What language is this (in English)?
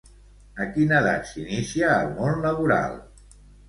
Catalan